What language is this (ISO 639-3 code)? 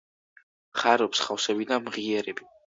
kat